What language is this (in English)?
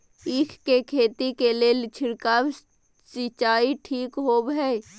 Maithili